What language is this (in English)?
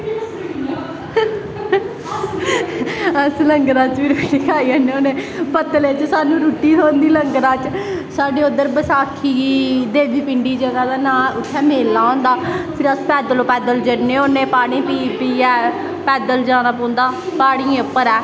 Dogri